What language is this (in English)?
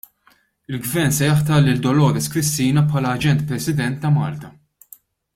Maltese